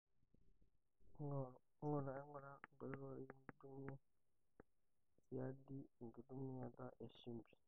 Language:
Masai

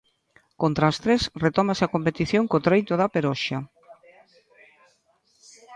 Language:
Galician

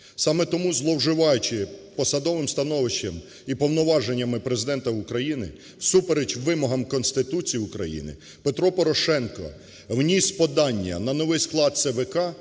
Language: Ukrainian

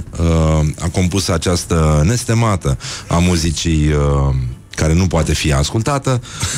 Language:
Romanian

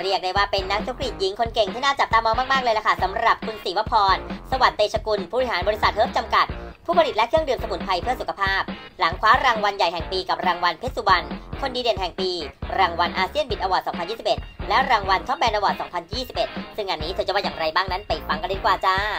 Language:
Thai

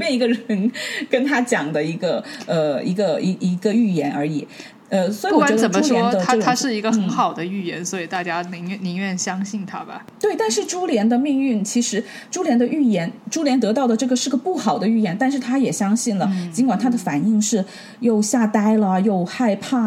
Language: Chinese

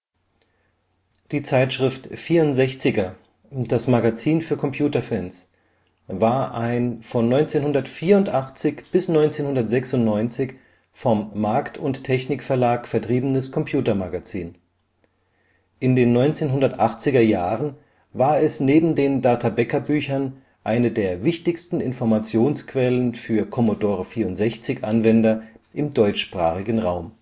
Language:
German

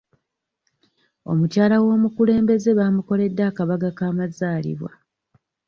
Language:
Ganda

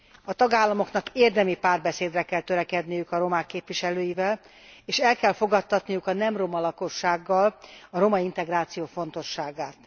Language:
Hungarian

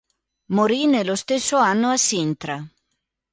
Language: Italian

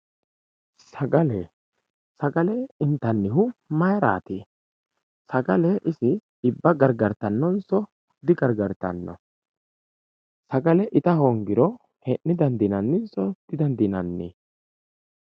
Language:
Sidamo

